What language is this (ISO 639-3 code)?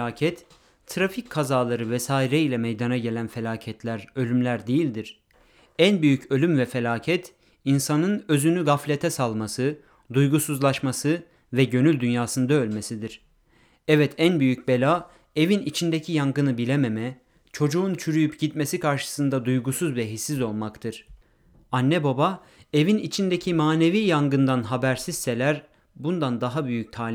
tur